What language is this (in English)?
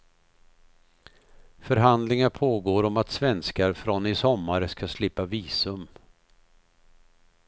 Swedish